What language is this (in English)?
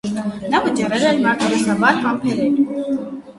Armenian